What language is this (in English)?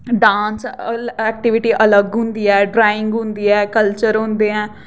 Dogri